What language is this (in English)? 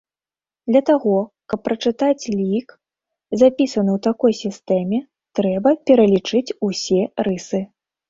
Belarusian